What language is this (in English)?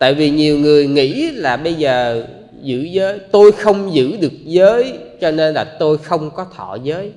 Vietnamese